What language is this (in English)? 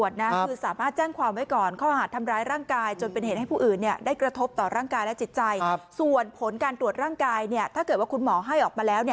Thai